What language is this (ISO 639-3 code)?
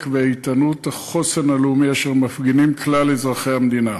heb